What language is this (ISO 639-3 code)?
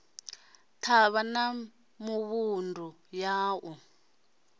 ven